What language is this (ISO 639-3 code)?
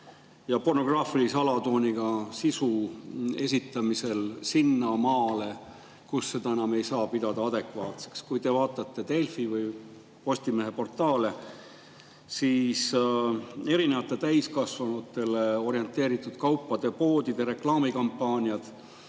est